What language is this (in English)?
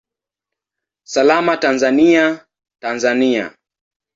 Swahili